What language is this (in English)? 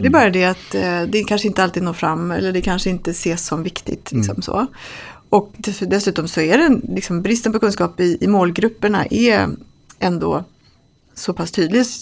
Swedish